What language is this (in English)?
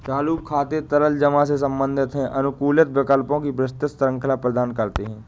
Hindi